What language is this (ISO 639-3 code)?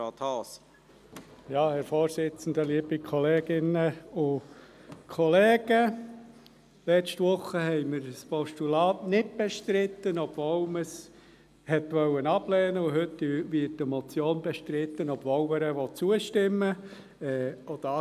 gsw